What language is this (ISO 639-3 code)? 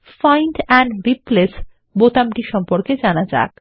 ben